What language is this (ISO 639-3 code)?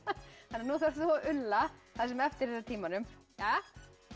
isl